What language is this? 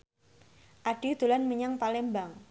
Javanese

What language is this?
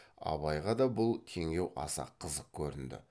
Kazakh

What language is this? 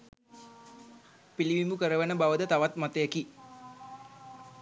Sinhala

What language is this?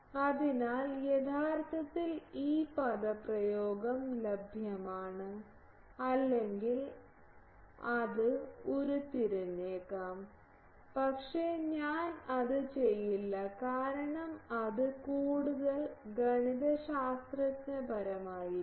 Malayalam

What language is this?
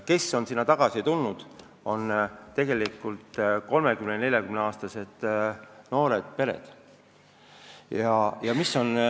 Estonian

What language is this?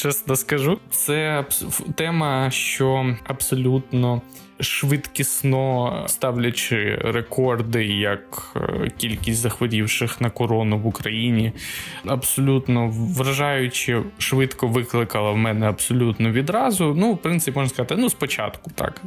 Ukrainian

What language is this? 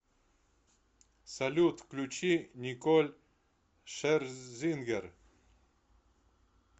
Russian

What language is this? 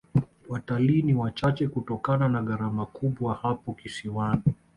Swahili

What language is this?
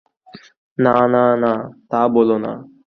Bangla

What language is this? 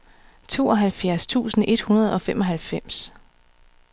Danish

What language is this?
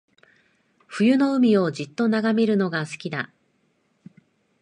Japanese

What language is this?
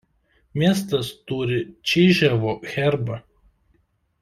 Lithuanian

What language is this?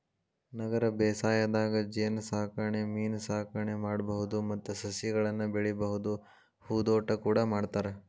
Kannada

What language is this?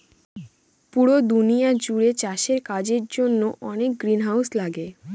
Bangla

